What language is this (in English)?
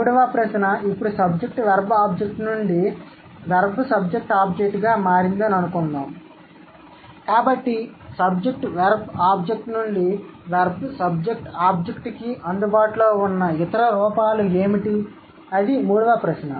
Telugu